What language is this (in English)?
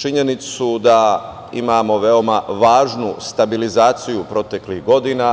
Serbian